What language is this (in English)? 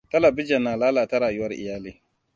Hausa